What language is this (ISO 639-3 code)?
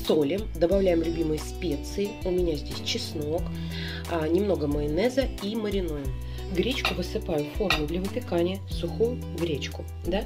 rus